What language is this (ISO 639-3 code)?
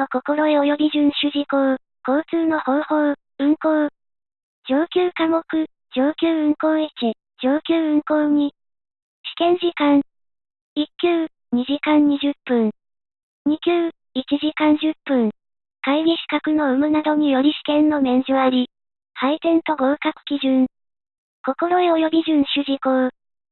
jpn